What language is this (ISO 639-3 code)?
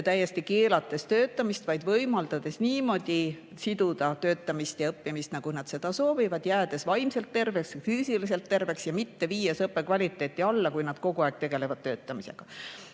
est